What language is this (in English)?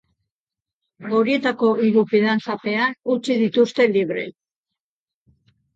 Basque